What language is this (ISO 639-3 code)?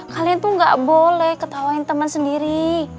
ind